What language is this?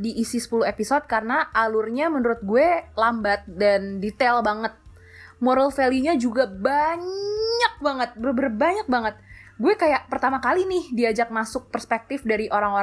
Indonesian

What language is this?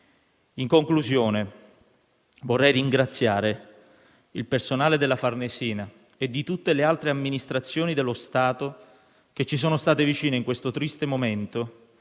Italian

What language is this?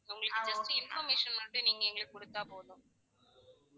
Tamil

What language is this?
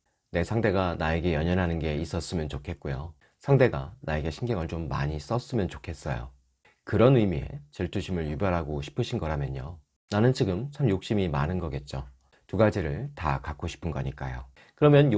Korean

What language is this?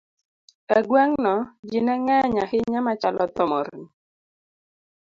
Luo (Kenya and Tanzania)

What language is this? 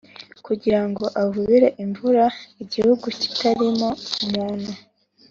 Kinyarwanda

